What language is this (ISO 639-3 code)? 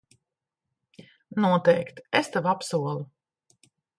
lav